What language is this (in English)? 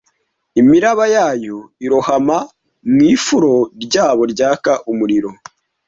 Kinyarwanda